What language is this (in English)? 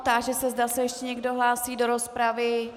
Czech